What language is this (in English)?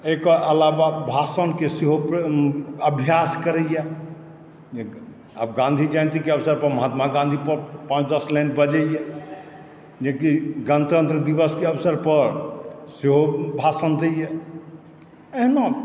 Maithili